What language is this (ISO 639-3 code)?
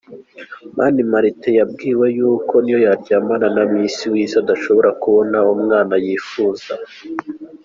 kin